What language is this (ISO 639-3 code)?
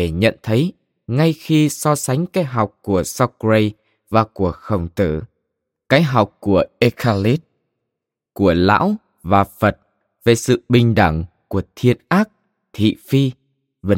vie